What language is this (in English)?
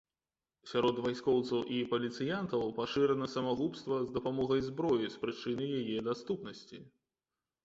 Belarusian